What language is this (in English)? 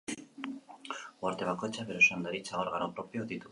Basque